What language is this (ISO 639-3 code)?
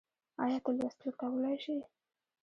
pus